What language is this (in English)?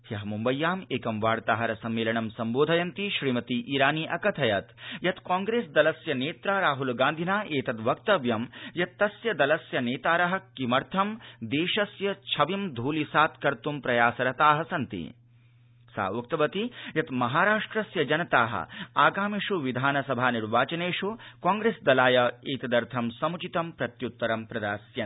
Sanskrit